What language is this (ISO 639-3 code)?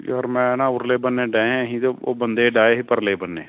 pan